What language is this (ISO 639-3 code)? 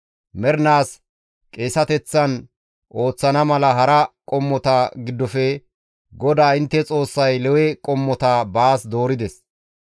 gmv